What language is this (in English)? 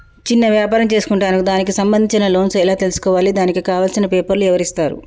Telugu